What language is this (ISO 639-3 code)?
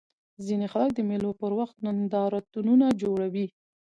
pus